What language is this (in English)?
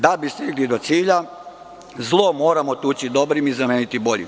Serbian